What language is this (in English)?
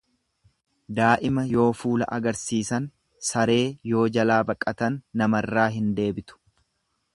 Oromo